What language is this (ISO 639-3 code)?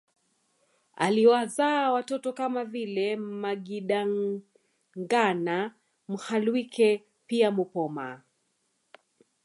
swa